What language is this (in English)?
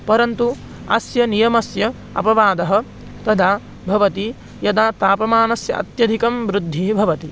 Sanskrit